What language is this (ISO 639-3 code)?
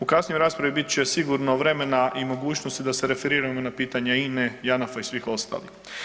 hrv